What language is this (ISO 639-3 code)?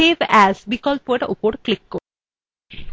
ben